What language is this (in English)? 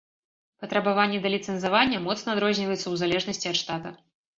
Belarusian